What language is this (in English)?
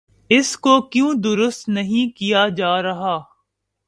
Urdu